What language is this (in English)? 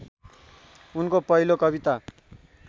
Nepali